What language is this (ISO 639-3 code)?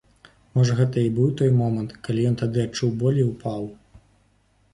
bel